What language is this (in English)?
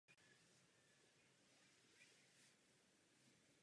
Czech